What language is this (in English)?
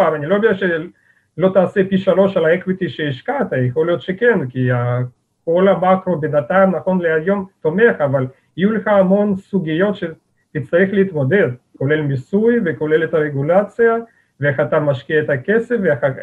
Hebrew